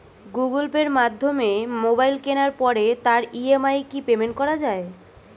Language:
Bangla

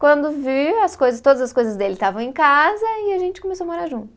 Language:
Portuguese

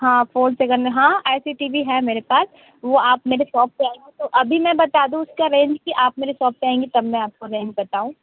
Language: Hindi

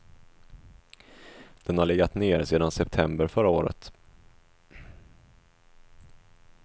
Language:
Swedish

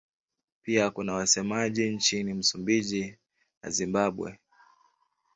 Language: Swahili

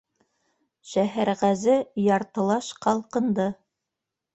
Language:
Bashkir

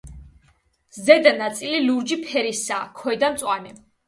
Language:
Georgian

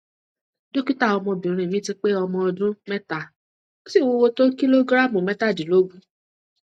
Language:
Yoruba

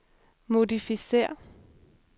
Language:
Danish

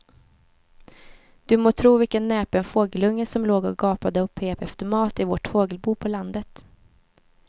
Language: Swedish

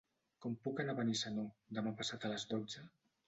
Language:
Catalan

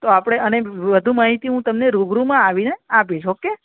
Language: Gujarati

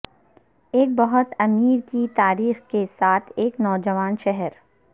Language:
Urdu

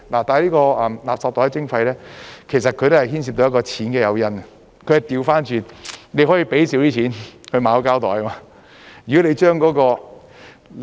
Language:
Cantonese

